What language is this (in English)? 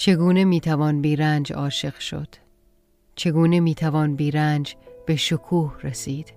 Persian